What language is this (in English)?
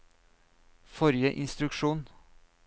Norwegian